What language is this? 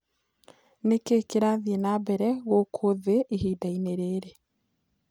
Kikuyu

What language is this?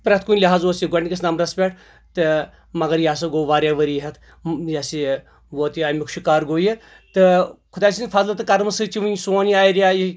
Kashmiri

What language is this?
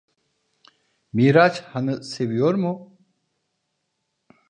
Turkish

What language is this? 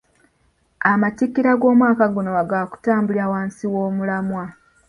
Ganda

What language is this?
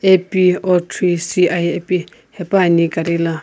Sumi Naga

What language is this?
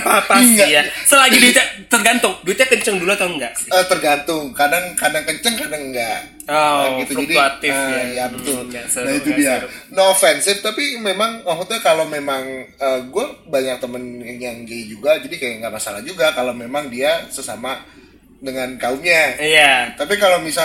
Indonesian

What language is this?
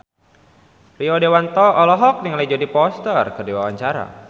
Sundanese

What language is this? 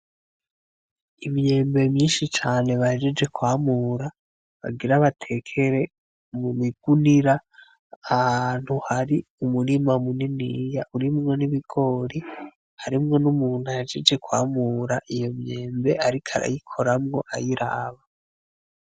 Rundi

